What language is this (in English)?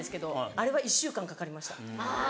Japanese